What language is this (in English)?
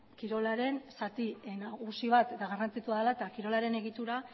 Basque